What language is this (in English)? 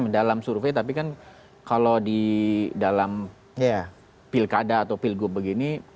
Indonesian